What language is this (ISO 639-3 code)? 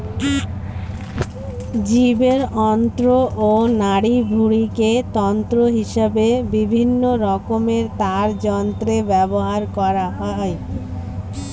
ben